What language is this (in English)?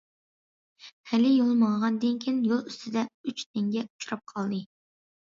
Uyghur